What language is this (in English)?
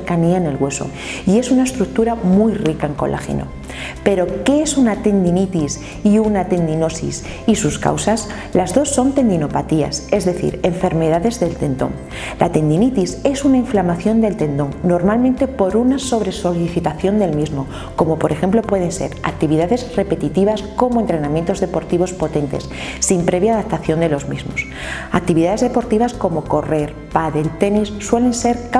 Spanish